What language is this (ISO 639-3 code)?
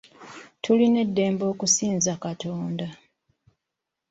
lug